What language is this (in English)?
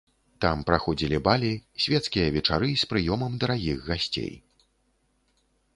Belarusian